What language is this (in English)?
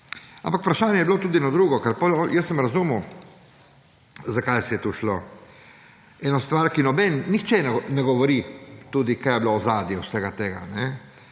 Slovenian